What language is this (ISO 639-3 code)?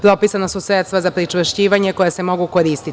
srp